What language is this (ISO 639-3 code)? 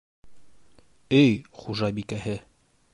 bak